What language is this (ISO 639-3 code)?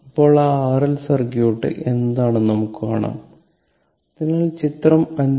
mal